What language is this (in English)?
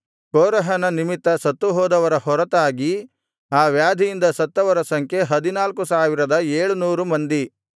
Kannada